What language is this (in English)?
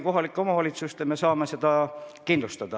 Estonian